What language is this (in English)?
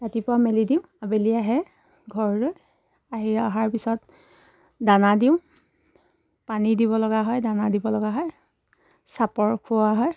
Assamese